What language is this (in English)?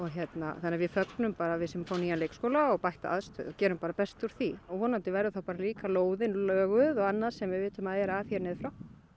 Icelandic